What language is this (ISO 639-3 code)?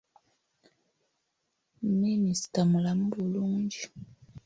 lug